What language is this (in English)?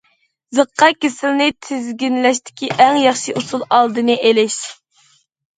Uyghur